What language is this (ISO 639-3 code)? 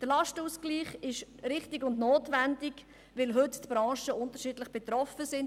gsw